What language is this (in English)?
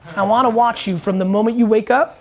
English